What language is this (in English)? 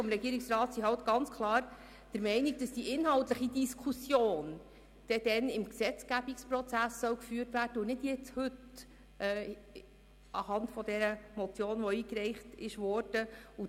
Swiss German